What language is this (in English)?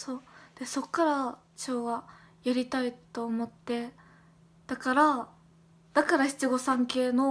Japanese